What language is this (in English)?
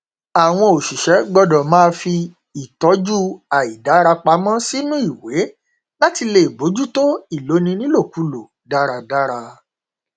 Yoruba